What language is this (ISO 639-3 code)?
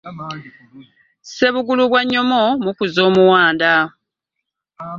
lug